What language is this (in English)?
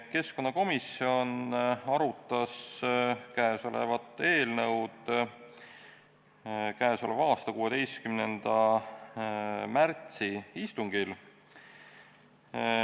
Estonian